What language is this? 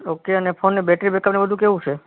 Gujarati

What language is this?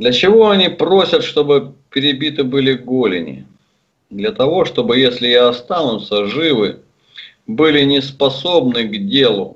Russian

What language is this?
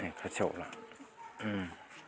Bodo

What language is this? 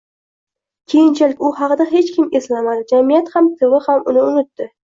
Uzbek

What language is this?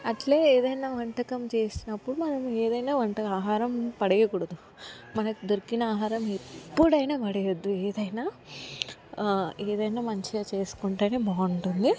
Telugu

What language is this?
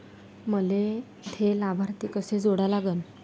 Marathi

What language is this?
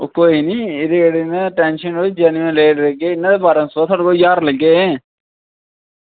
Dogri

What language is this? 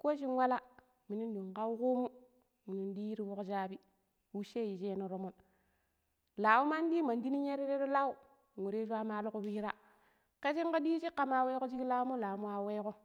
Pero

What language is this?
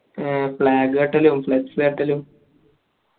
Malayalam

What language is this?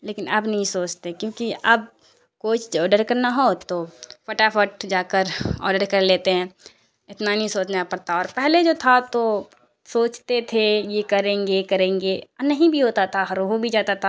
Urdu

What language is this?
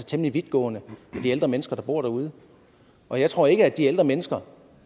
Danish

